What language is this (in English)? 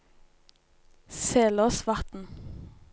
Norwegian